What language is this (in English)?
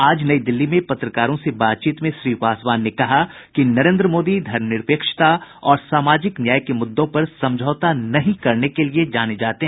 Hindi